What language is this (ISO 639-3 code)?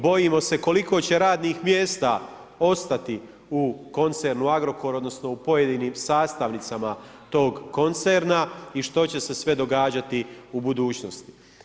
hrv